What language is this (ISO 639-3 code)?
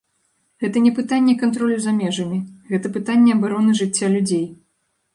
bel